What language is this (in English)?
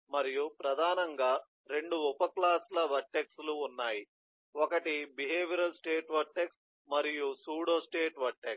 Telugu